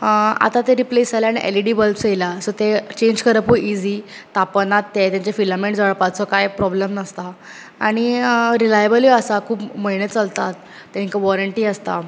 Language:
Konkani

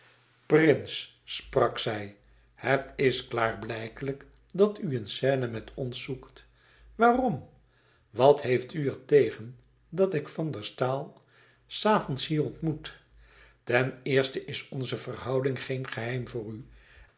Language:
Dutch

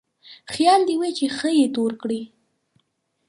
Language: Pashto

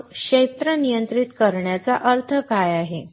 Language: Marathi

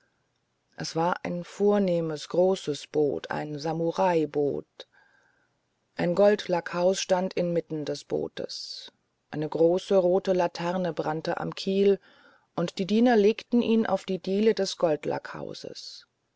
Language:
German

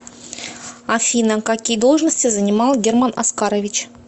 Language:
Russian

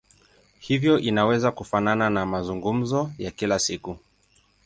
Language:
Swahili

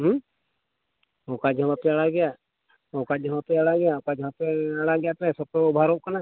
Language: Santali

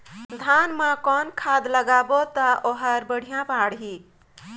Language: Chhattisgarhi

